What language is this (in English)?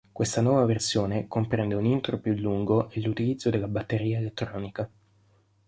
Italian